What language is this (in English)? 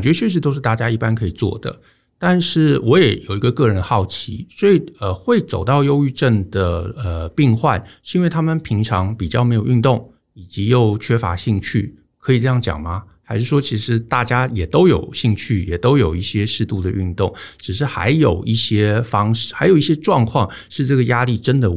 Chinese